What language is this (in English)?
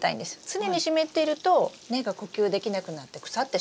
Japanese